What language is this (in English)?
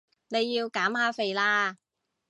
Cantonese